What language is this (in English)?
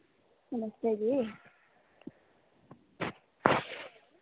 Dogri